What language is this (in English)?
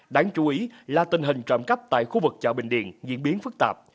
Vietnamese